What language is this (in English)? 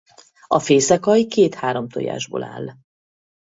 Hungarian